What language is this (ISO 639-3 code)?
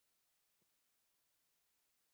pus